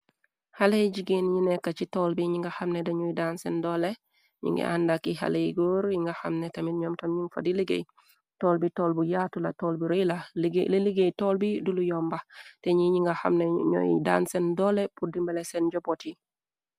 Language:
Wolof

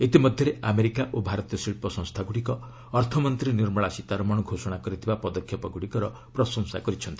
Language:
Odia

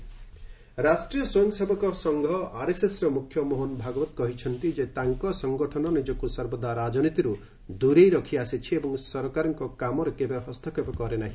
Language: Odia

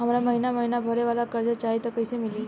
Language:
Bhojpuri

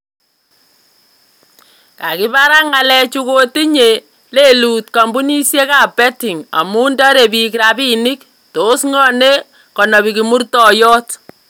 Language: Kalenjin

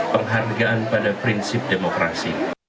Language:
Indonesian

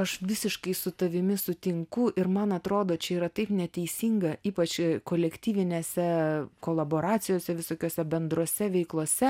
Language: Lithuanian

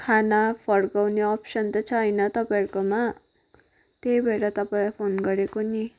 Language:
Nepali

